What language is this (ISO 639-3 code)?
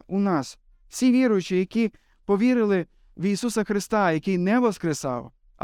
ukr